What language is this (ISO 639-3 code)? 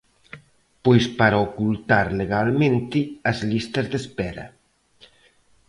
glg